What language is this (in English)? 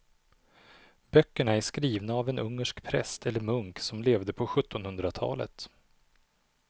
Swedish